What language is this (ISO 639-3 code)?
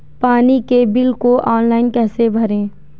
hin